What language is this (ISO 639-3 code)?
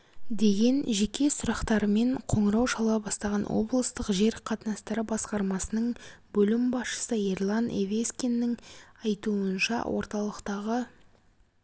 kaz